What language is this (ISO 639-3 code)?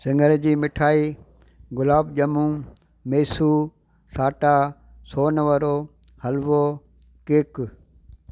snd